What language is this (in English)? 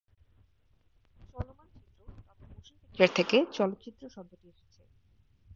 Bangla